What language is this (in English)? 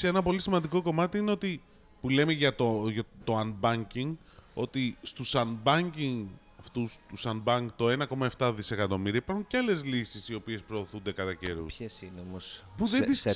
Greek